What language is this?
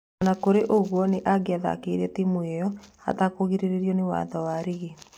Kikuyu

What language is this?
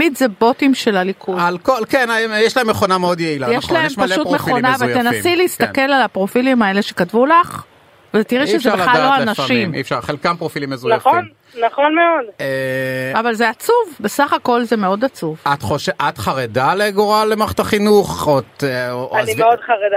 Hebrew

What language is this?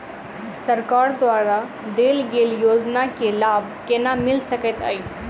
Maithili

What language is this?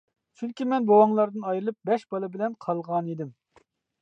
Uyghur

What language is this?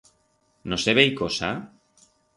Aragonese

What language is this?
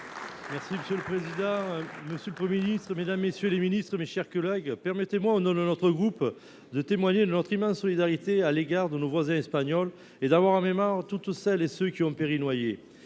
French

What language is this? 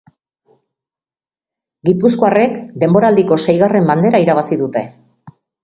Basque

